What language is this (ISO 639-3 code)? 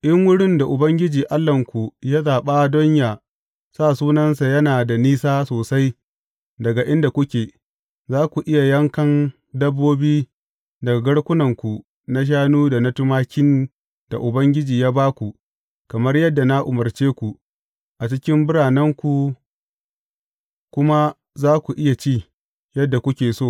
hau